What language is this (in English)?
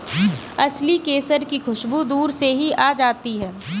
Hindi